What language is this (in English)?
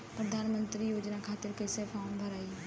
Bhojpuri